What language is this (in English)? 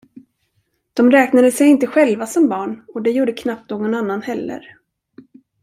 Swedish